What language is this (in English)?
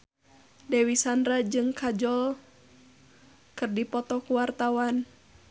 Sundanese